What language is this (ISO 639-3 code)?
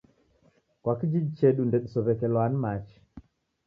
dav